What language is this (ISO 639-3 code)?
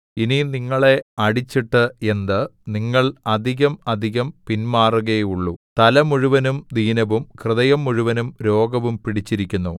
mal